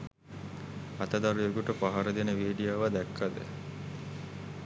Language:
Sinhala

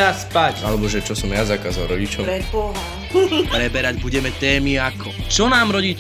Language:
Slovak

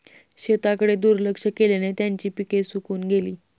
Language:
Marathi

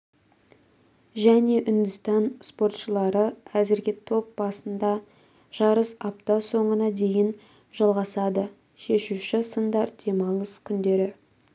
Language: Kazakh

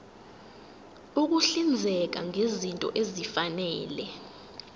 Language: Zulu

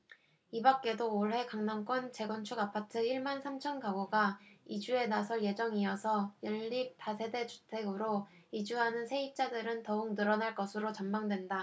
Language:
Korean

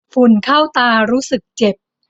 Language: Thai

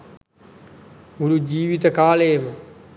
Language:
Sinhala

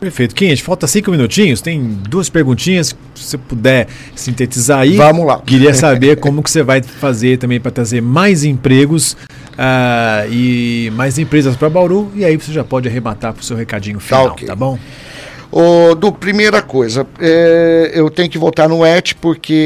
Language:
Portuguese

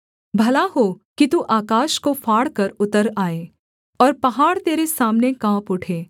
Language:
Hindi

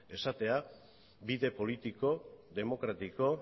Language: Basque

